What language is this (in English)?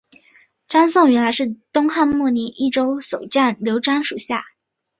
Chinese